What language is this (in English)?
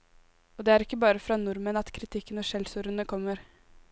Norwegian